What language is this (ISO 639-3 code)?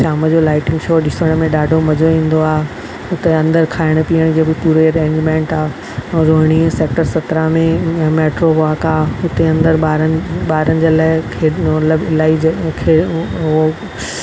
snd